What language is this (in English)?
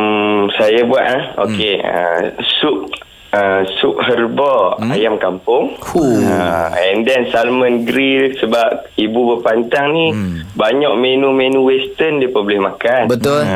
Malay